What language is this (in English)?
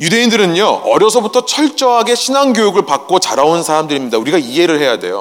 Korean